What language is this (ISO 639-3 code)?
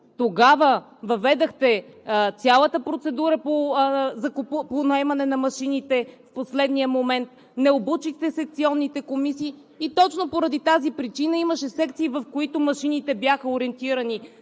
bul